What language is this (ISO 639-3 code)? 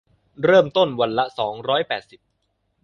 tha